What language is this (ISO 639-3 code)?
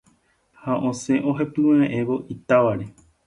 grn